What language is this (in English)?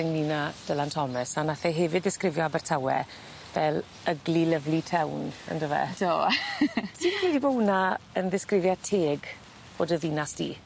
Welsh